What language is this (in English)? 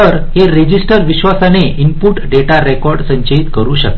Marathi